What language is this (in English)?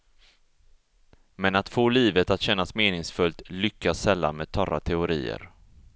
Swedish